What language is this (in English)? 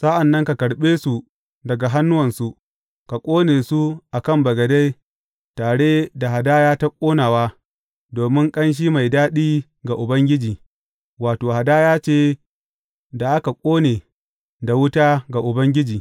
Hausa